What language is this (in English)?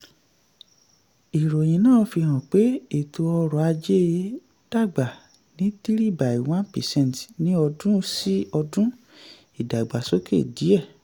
Yoruba